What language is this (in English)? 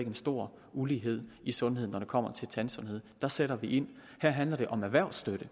Danish